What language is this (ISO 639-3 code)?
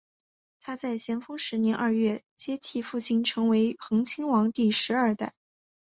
zho